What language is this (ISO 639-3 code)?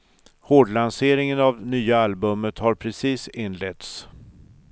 swe